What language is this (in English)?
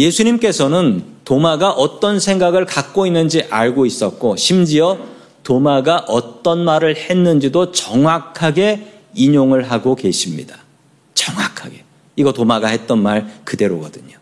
Korean